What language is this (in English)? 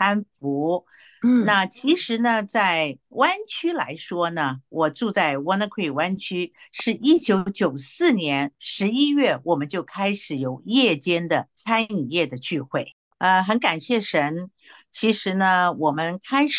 Chinese